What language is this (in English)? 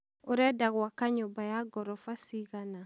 Kikuyu